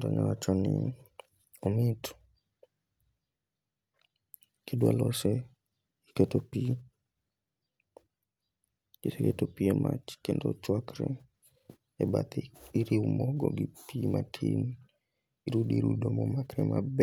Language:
Luo (Kenya and Tanzania)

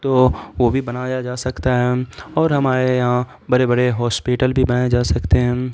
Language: Urdu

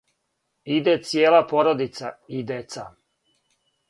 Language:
Serbian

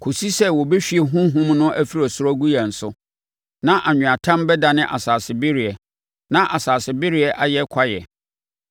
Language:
Akan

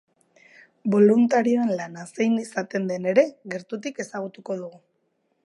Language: Basque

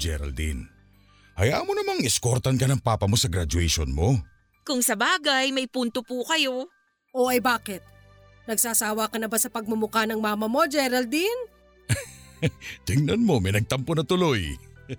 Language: Filipino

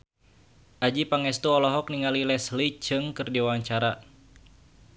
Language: Sundanese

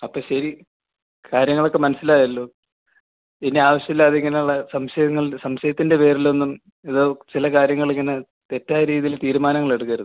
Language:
Malayalam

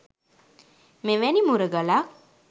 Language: Sinhala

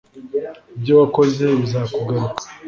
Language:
Kinyarwanda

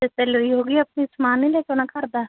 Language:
Punjabi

